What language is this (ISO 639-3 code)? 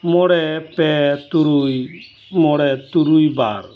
sat